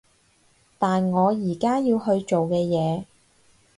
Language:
Cantonese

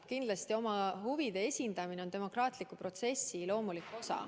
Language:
Estonian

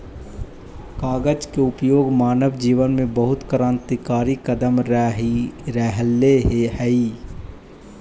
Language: Magahi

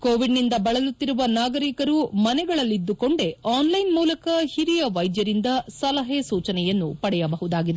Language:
Kannada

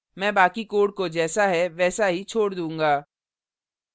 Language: Hindi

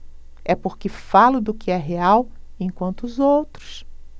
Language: Portuguese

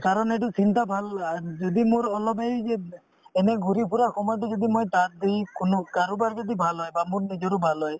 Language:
Assamese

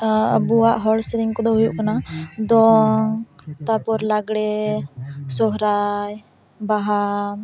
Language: Santali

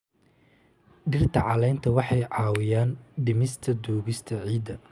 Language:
Somali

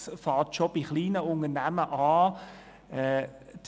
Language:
Swiss German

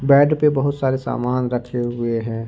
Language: Hindi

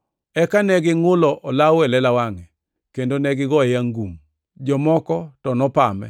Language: Luo (Kenya and Tanzania)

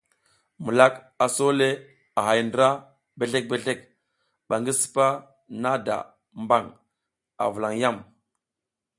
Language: South Giziga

